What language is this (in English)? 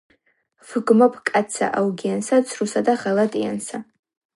Georgian